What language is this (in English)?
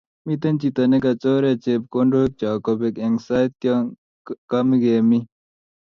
Kalenjin